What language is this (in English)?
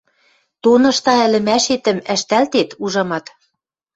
Western Mari